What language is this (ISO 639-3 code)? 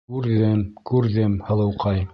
bak